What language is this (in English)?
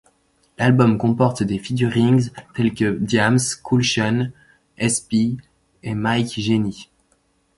French